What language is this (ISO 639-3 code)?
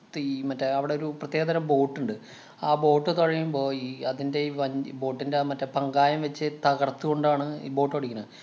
mal